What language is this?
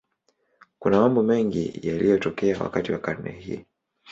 Swahili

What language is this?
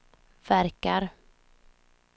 Swedish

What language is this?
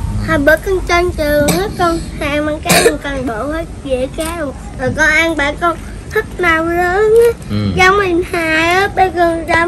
Vietnamese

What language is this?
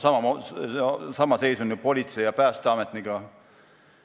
Estonian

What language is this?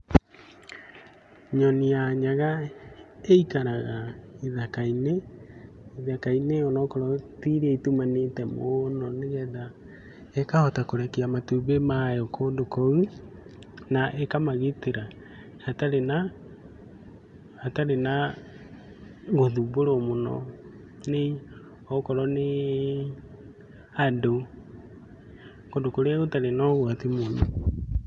Kikuyu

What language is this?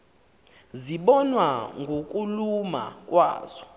Xhosa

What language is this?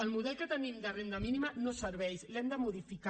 Catalan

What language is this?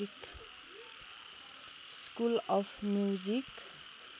Nepali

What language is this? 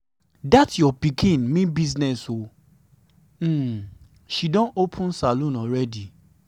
Nigerian Pidgin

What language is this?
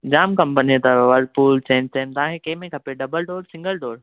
Sindhi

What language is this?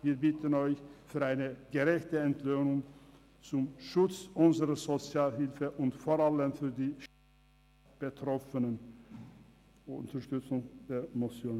Swiss German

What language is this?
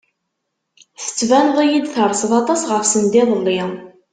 Kabyle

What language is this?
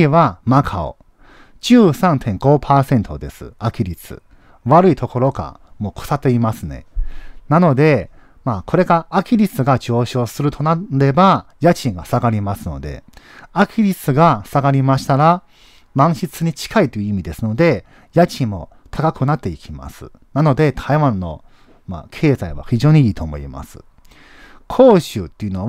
Japanese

